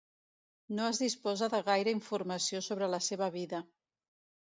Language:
Catalan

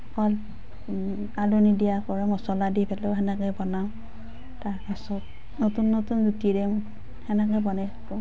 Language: Assamese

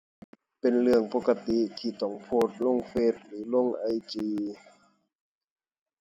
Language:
Thai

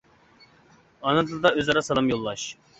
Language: Uyghur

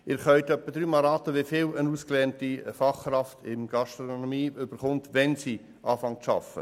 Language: Swiss German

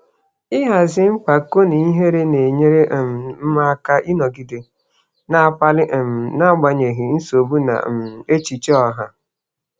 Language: Igbo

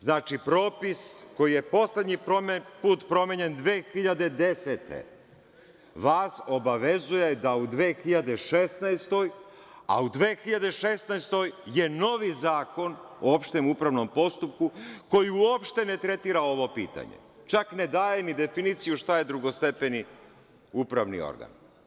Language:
Serbian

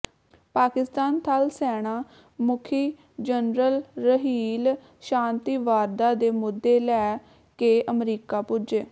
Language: Punjabi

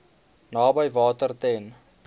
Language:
Afrikaans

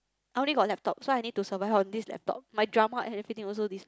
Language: English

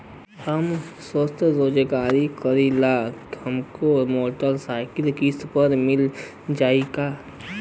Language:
Bhojpuri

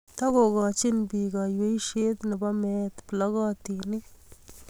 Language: Kalenjin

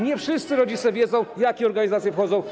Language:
Polish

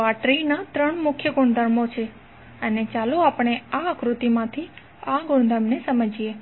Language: Gujarati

